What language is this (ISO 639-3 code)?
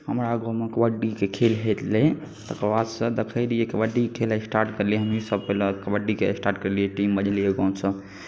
mai